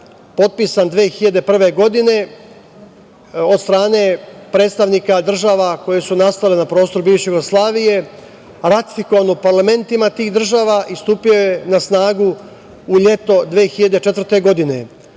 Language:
Serbian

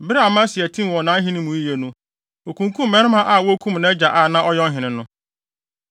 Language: Akan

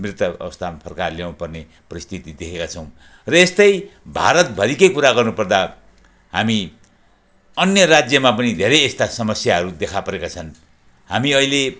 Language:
Nepali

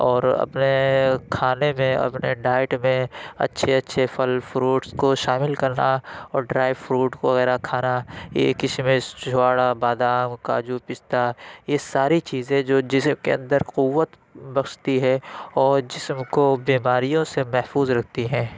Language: Urdu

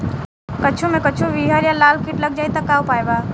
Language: Bhojpuri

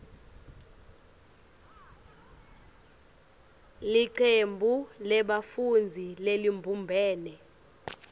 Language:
Swati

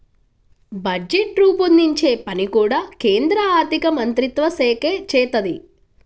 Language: Telugu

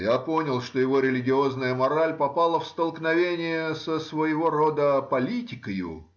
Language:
Russian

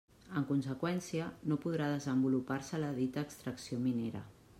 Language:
Catalan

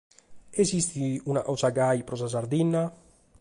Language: Sardinian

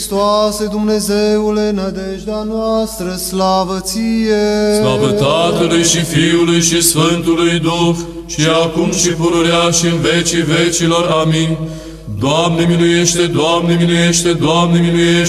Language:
Romanian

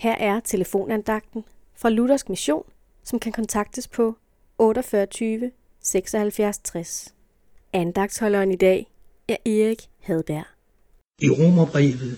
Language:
Danish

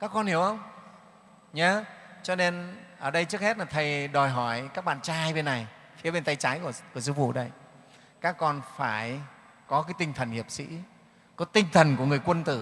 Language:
Vietnamese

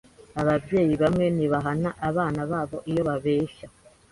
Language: Kinyarwanda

